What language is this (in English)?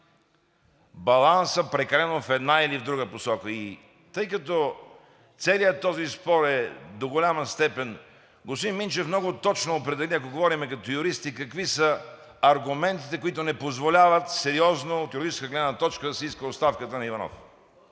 Bulgarian